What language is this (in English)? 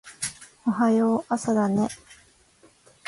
Japanese